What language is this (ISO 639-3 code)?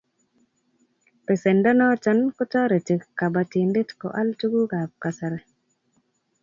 kln